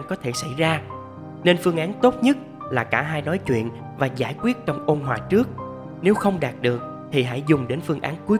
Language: Vietnamese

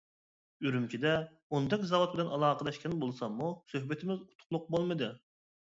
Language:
Uyghur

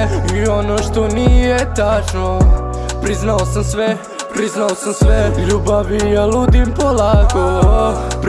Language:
Serbian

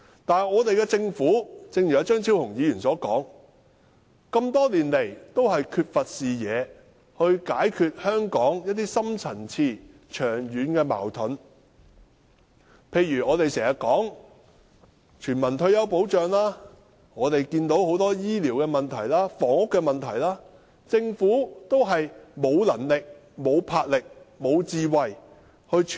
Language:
Cantonese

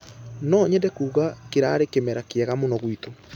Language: Kikuyu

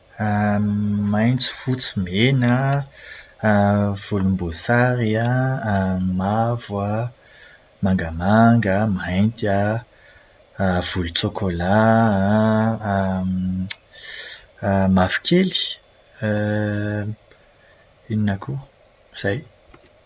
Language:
Malagasy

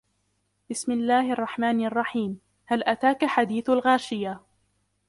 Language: Arabic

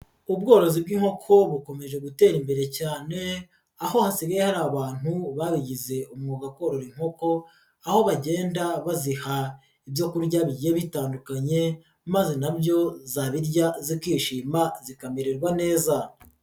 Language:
Kinyarwanda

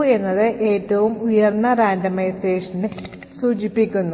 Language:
Malayalam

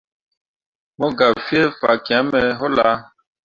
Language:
Mundang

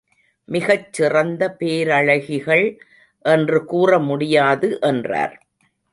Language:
Tamil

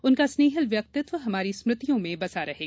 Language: Hindi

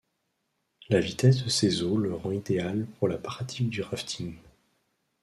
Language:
French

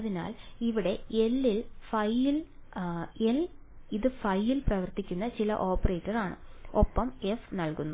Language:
Malayalam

